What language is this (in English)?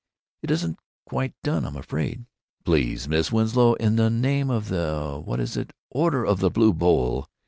English